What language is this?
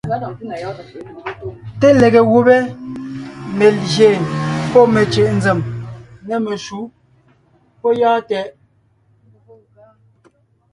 Ngiemboon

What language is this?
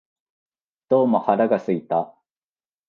Japanese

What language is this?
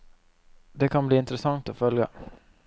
Norwegian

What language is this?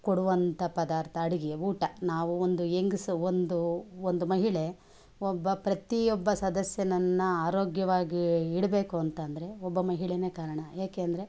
Kannada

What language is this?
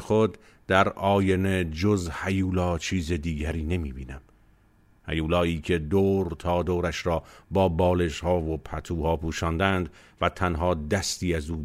Persian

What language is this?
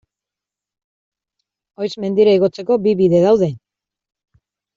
Basque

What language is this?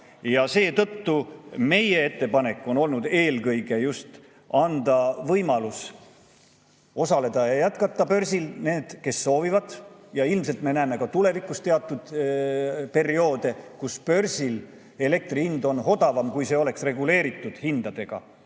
Estonian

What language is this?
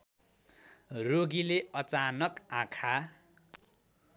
Nepali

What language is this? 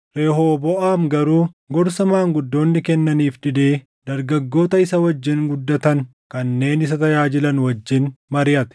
Oromo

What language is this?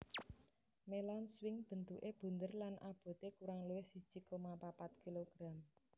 Javanese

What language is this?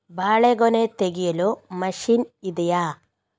Kannada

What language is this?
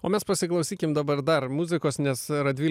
Lithuanian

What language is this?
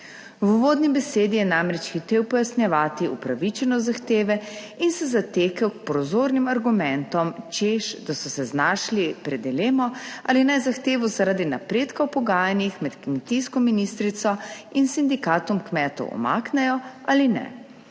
Slovenian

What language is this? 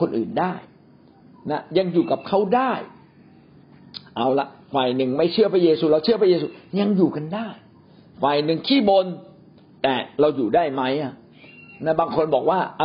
Thai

